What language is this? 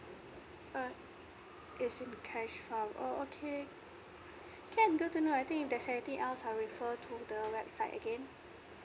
English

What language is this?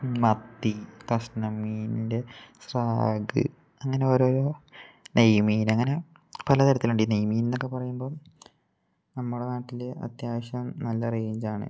Malayalam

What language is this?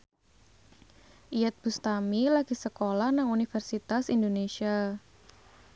Javanese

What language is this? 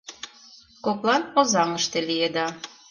Mari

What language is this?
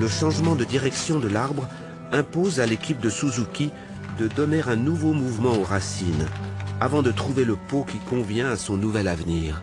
French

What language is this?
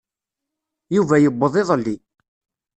Kabyle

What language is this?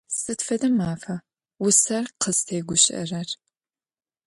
Adyghe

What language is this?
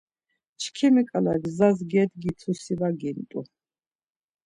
Laz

